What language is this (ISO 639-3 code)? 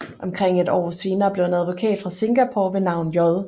dan